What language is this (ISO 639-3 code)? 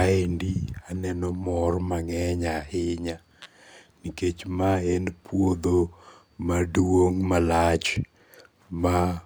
luo